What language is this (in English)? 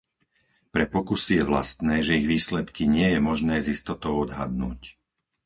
Slovak